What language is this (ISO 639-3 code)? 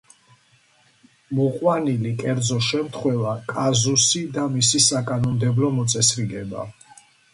kat